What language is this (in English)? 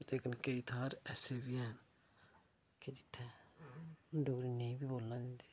Dogri